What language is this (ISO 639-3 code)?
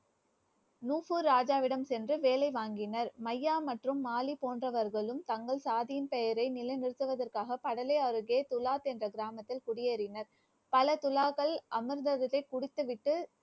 tam